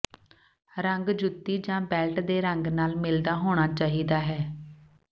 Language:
Punjabi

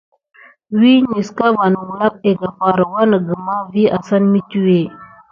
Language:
Gidar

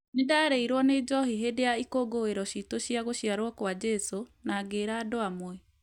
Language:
Kikuyu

